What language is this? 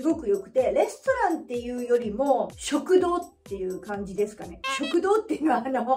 Japanese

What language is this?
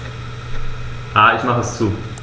German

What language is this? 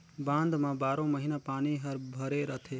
Chhattisgarhi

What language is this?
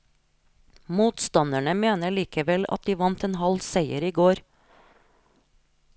Norwegian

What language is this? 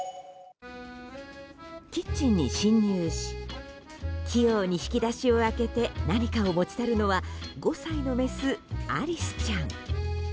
Japanese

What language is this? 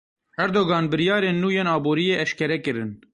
Kurdish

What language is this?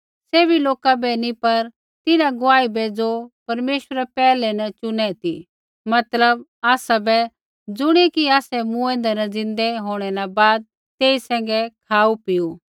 Kullu Pahari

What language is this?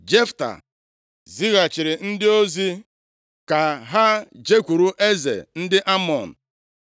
Igbo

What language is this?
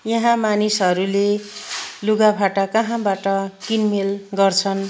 Nepali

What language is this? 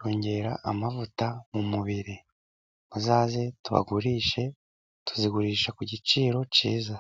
Kinyarwanda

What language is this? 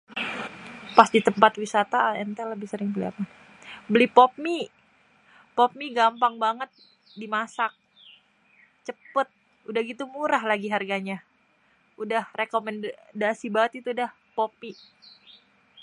Betawi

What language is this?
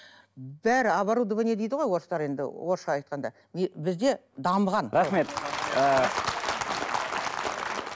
Kazakh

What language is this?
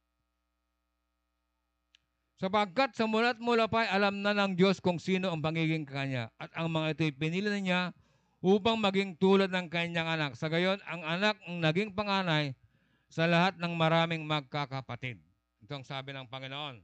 Filipino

